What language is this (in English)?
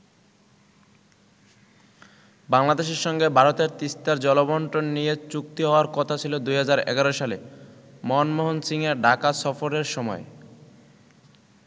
Bangla